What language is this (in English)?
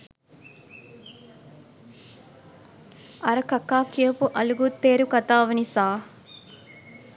Sinhala